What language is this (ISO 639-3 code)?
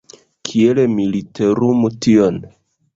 epo